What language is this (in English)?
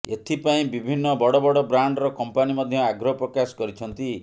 Odia